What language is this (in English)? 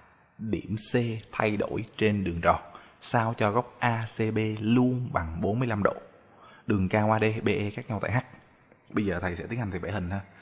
Vietnamese